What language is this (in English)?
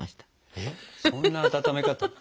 Japanese